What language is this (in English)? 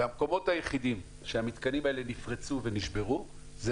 Hebrew